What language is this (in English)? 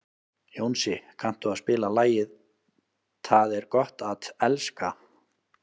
Icelandic